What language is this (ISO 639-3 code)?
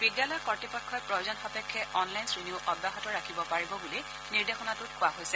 asm